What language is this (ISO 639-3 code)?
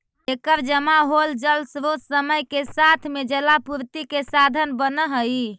mag